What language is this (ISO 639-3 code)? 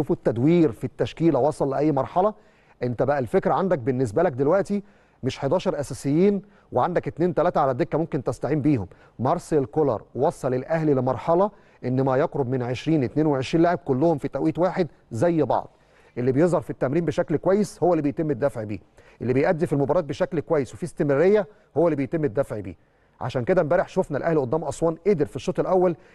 ara